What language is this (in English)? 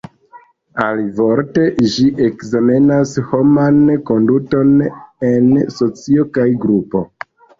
Esperanto